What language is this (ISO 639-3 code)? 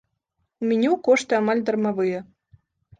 bel